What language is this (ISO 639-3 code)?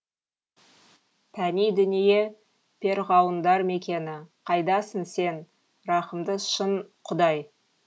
kaz